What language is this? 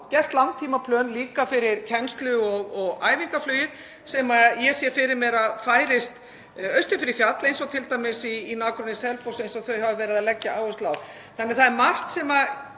Icelandic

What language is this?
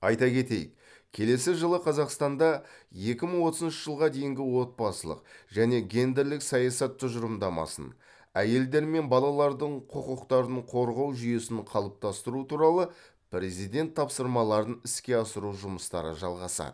Kazakh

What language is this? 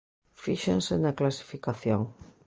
Galician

